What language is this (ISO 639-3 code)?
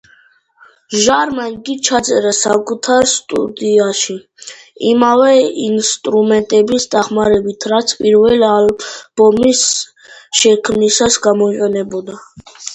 kat